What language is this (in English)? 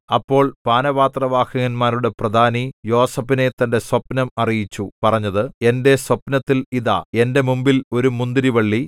Malayalam